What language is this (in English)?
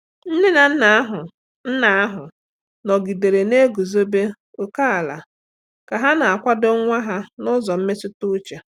Igbo